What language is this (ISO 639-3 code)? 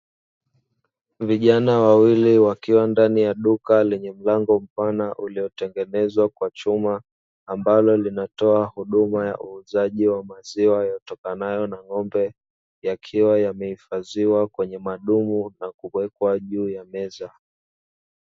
swa